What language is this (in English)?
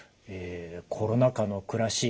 Japanese